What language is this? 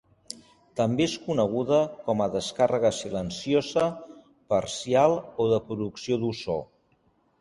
Catalan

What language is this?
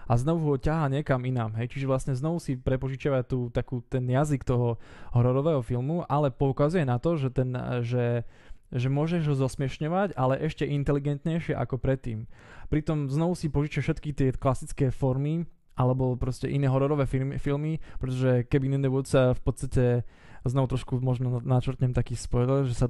Slovak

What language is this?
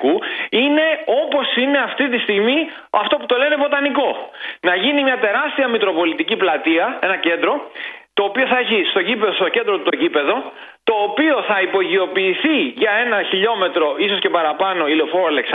Greek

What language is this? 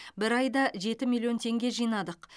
Kazakh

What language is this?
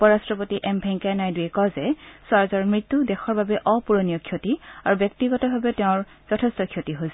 Assamese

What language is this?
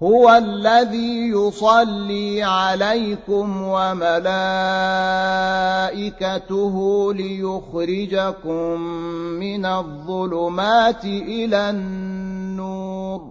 Arabic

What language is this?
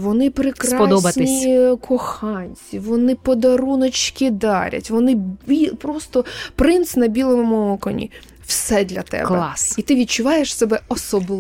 Ukrainian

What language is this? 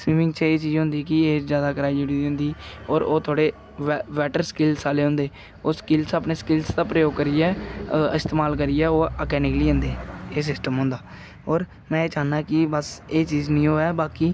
Dogri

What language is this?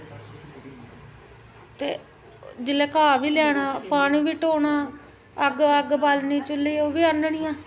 Dogri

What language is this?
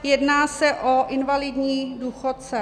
Czech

